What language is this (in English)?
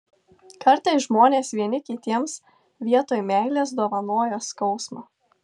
Lithuanian